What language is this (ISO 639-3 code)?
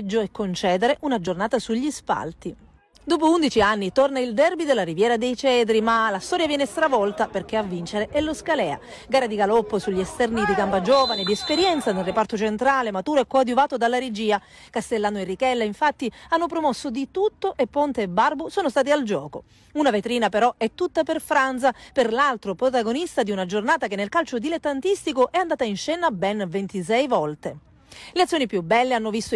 ita